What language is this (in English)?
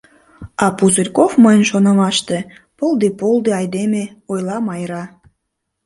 Mari